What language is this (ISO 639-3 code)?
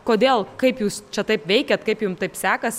lit